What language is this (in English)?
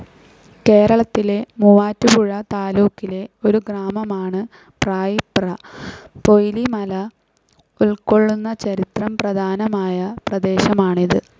Malayalam